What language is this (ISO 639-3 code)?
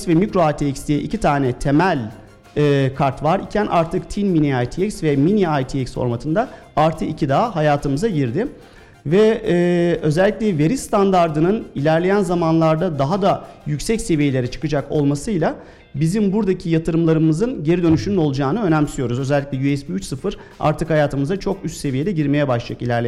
tur